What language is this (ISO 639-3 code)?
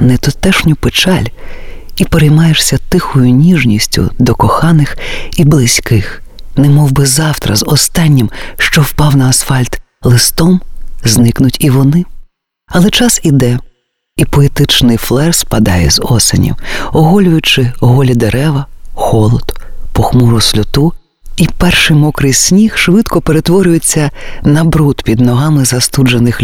ukr